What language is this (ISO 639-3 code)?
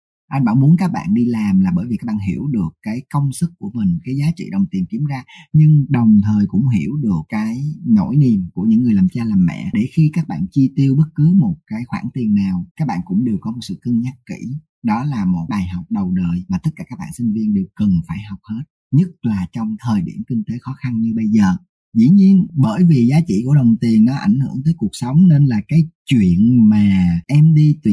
vie